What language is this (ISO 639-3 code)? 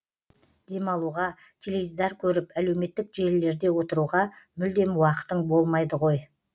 kaz